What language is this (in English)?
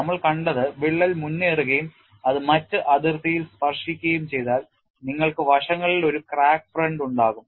Malayalam